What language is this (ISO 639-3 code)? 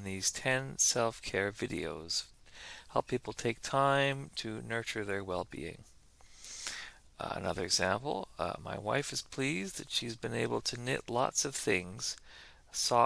eng